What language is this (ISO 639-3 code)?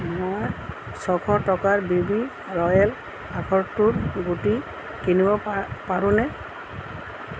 asm